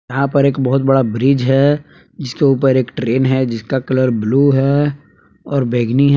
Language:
Hindi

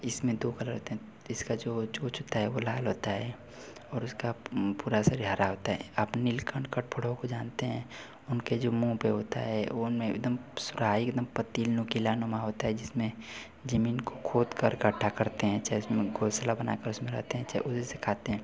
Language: Hindi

